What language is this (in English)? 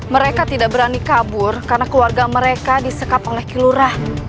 Indonesian